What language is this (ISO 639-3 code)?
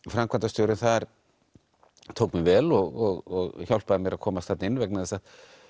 isl